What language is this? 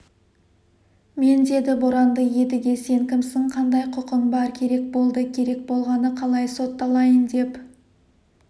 Kazakh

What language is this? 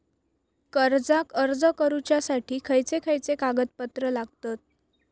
Marathi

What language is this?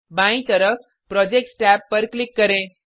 Hindi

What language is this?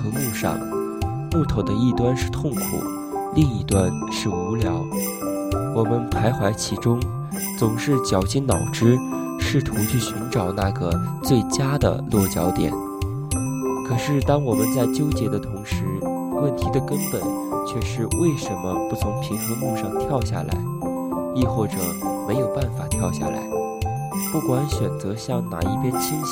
Chinese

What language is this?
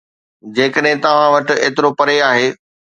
Sindhi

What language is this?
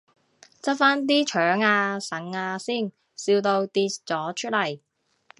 Cantonese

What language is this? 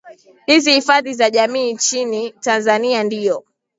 Swahili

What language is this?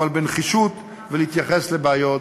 Hebrew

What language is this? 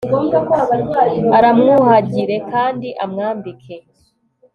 Kinyarwanda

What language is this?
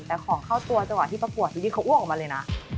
Thai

